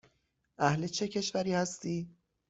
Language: Persian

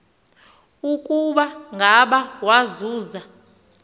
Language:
Xhosa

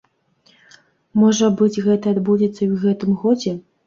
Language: Belarusian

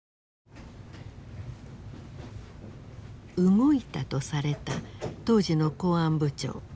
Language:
Japanese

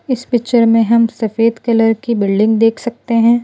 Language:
Hindi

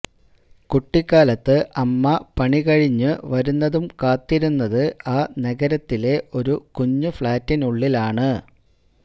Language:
Malayalam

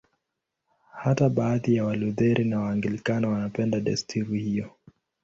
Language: Swahili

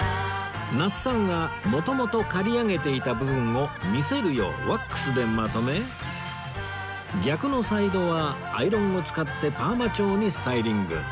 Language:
Japanese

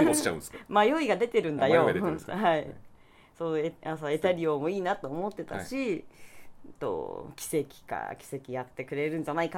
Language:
Japanese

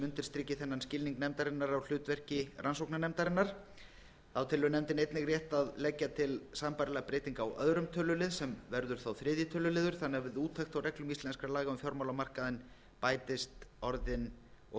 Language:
Icelandic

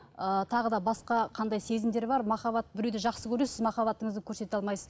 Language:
Kazakh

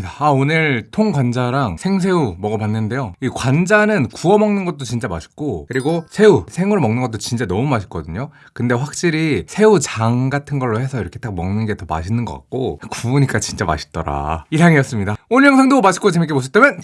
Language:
Korean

